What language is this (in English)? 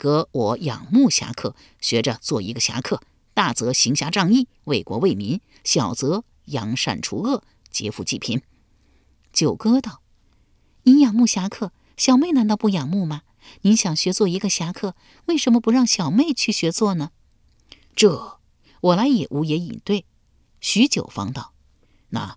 Chinese